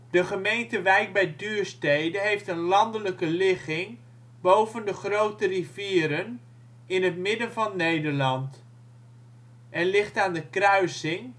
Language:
Dutch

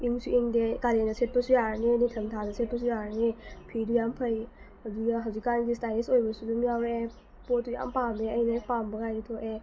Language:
Manipuri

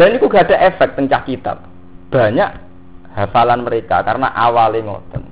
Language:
Indonesian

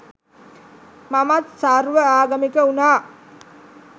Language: Sinhala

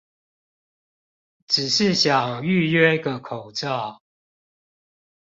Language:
Chinese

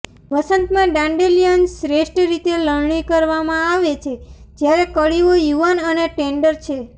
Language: Gujarati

